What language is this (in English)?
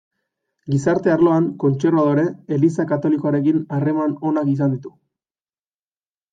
Basque